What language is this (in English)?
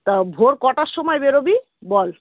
Bangla